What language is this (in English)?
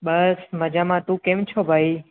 Gujarati